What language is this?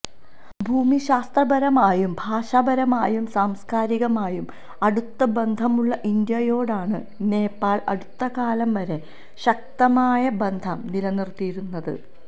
Malayalam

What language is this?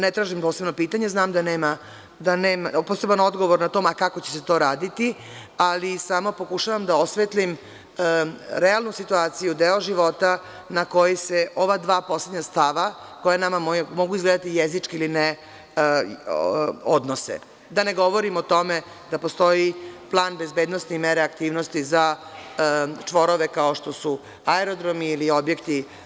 Serbian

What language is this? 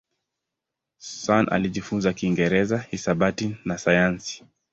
Swahili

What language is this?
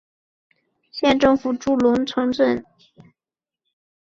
Chinese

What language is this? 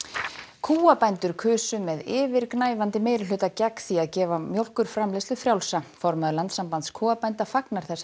Icelandic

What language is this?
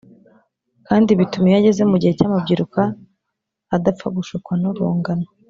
Kinyarwanda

